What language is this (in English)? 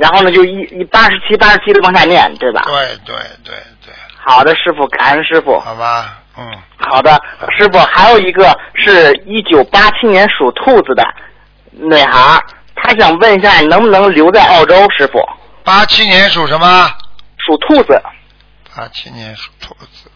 Chinese